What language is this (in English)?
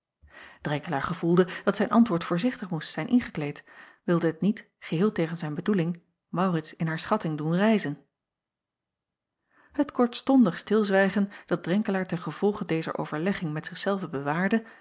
Dutch